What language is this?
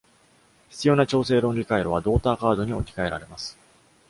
Japanese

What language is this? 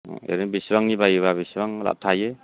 Bodo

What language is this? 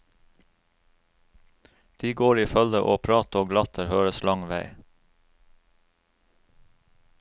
Norwegian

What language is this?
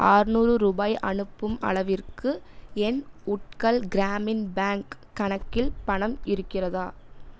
Tamil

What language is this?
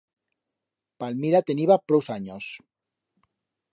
Aragonese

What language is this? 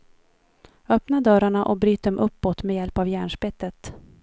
Swedish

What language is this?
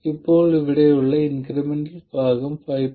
Malayalam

